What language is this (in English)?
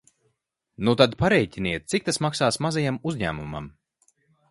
Latvian